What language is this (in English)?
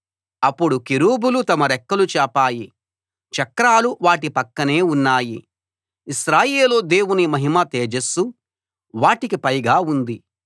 Telugu